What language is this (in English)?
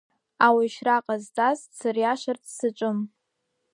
Abkhazian